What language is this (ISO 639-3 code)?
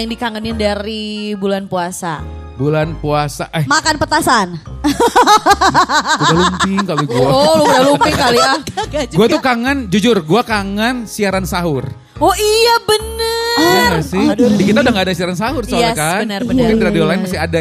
ind